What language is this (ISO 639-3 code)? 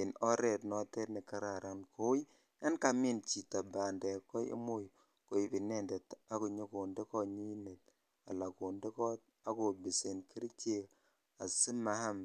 kln